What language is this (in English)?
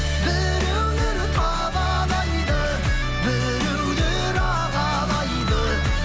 Kazakh